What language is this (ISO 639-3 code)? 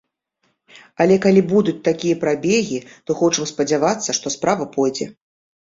bel